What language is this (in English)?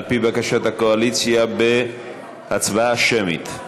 Hebrew